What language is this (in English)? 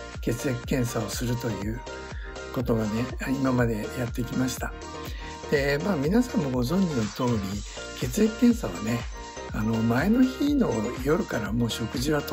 Japanese